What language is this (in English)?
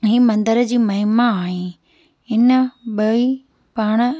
Sindhi